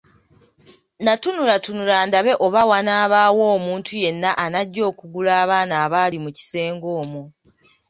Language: Ganda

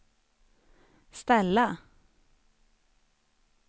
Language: Swedish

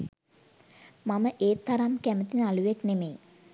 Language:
Sinhala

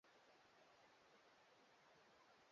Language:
Swahili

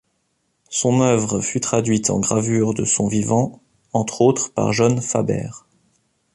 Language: French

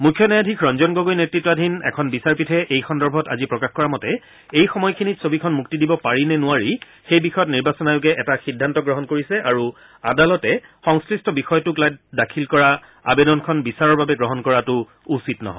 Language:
Assamese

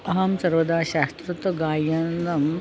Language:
Sanskrit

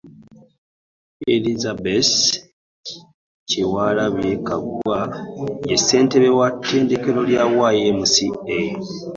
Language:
Ganda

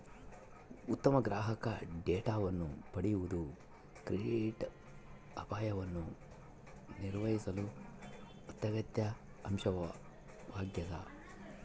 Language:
Kannada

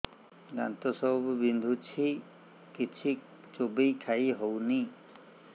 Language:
Odia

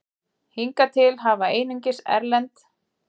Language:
Icelandic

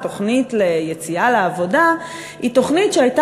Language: Hebrew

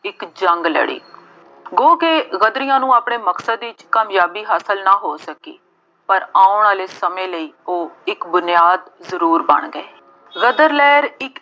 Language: Punjabi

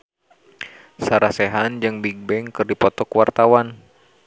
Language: Sundanese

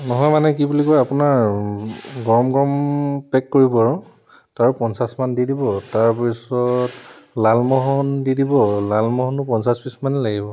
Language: Assamese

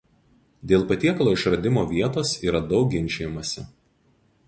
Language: Lithuanian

